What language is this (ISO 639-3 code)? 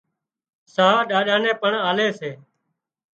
kxp